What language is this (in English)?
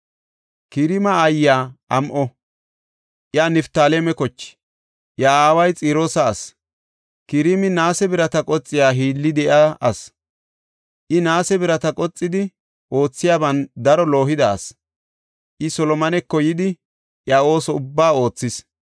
Gofa